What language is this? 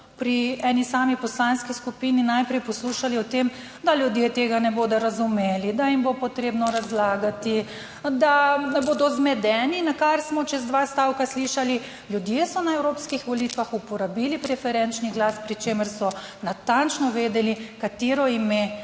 Slovenian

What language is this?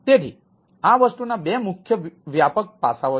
Gujarati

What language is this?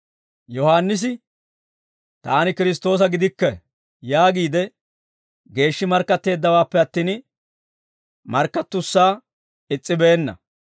Dawro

